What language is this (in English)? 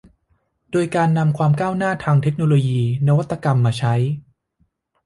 Thai